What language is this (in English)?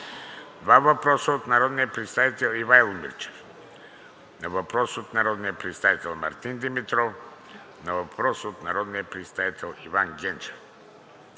Bulgarian